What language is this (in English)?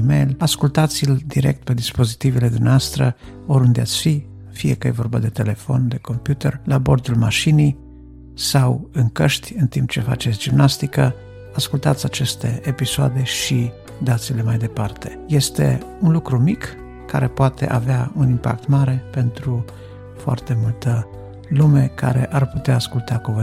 Romanian